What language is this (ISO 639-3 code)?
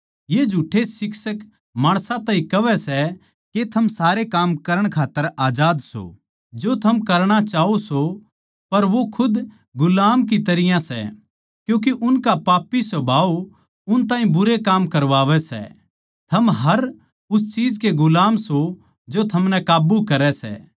bgc